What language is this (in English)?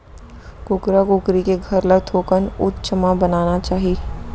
Chhattisgarhi